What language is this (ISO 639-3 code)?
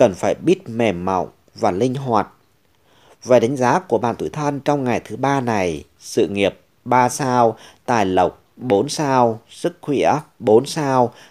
vie